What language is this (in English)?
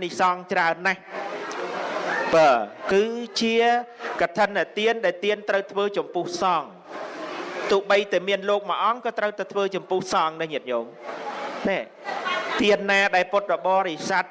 Vietnamese